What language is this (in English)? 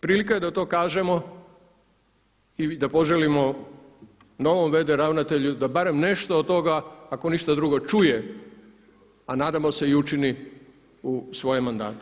Croatian